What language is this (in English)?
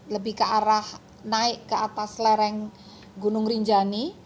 Indonesian